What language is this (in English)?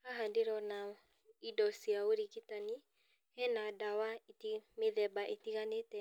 Kikuyu